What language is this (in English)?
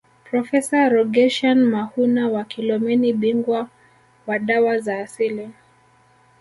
Swahili